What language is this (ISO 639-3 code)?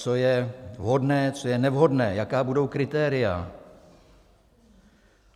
ces